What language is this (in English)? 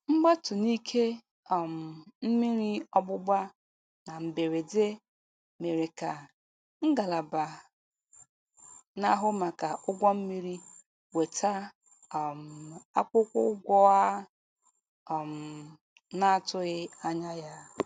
Igbo